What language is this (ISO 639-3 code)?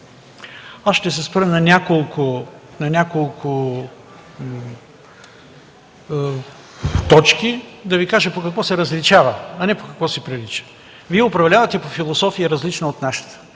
bul